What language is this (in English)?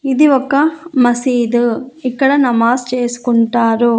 Telugu